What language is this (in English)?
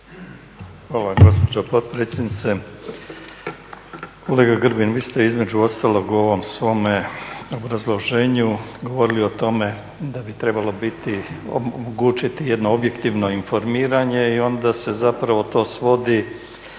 Croatian